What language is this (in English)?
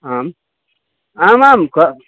Sanskrit